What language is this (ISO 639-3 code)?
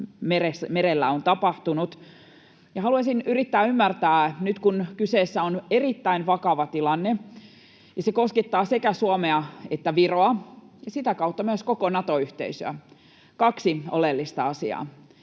fin